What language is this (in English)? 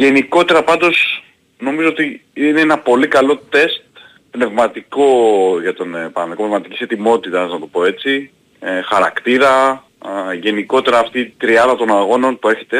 Greek